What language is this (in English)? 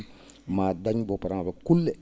Fula